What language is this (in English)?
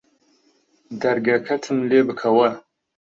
Central Kurdish